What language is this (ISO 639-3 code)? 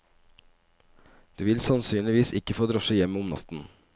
nor